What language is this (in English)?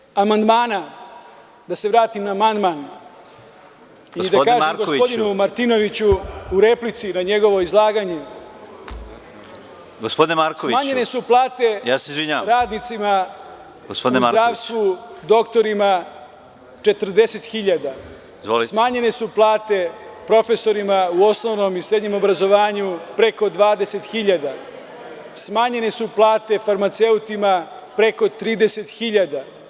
Serbian